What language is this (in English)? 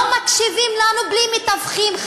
Hebrew